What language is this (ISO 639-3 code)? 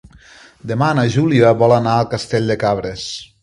cat